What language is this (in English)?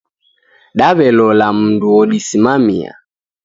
Taita